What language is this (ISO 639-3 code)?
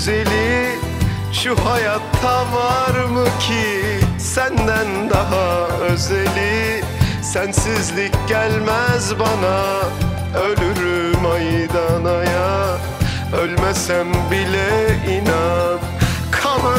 tur